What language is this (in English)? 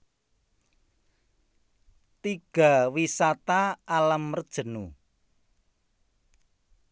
Javanese